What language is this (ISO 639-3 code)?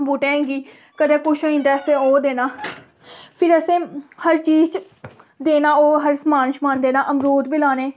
doi